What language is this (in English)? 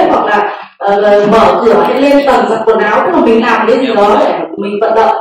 Vietnamese